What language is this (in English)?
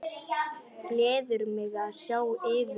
Icelandic